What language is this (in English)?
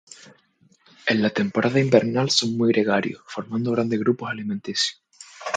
Spanish